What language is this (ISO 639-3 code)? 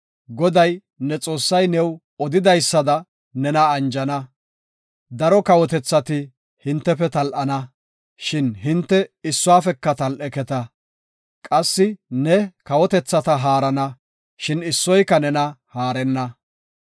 gof